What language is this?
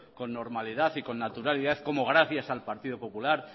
Spanish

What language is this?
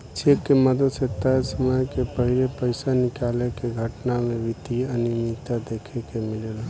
Bhojpuri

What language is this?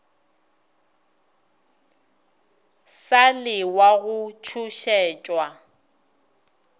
Northern Sotho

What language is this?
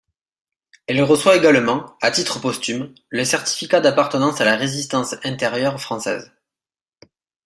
French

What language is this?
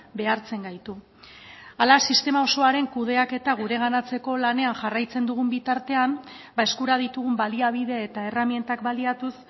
Basque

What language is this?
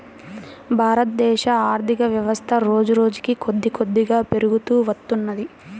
Telugu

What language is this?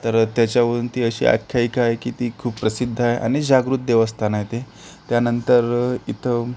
Marathi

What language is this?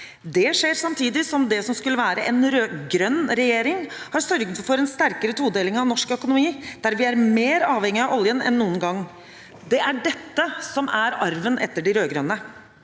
Norwegian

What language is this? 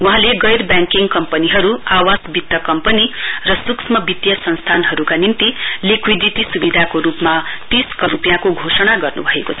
Nepali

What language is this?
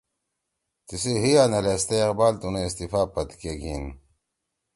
Torwali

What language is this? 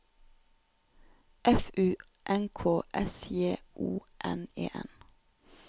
Norwegian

